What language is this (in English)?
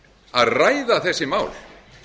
Icelandic